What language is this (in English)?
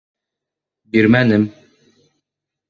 Bashkir